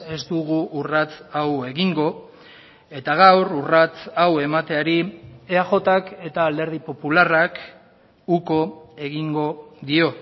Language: Basque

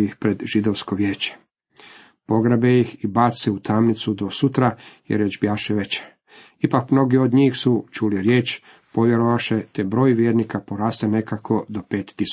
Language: Croatian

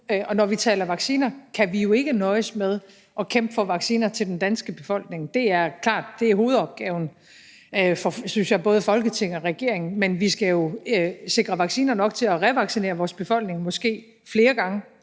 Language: Danish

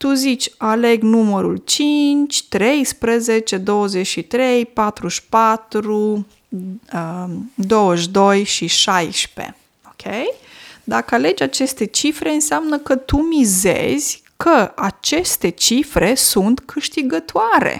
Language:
Romanian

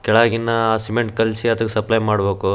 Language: Kannada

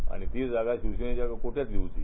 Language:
Marathi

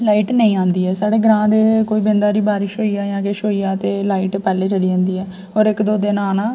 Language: Dogri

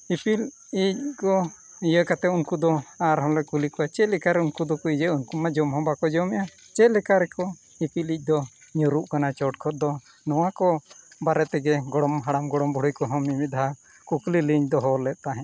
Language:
Santali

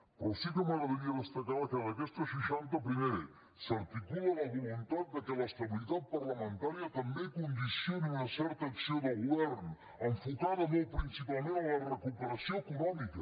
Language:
Catalan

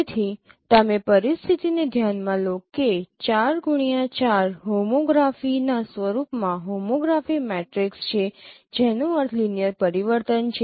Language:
Gujarati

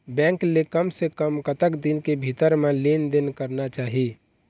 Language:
Chhattisgarhi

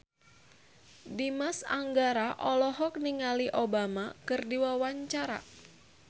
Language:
Sundanese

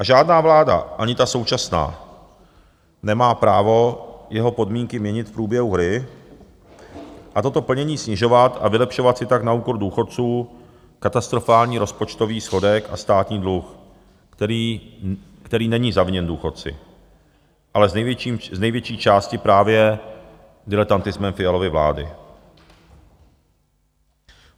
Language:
Czech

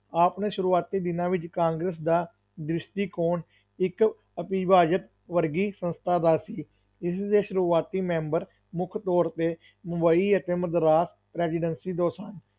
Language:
Punjabi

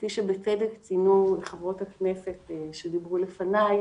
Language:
Hebrew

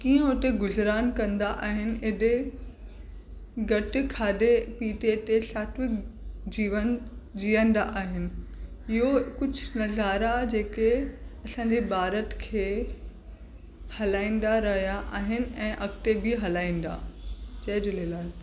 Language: Sindhi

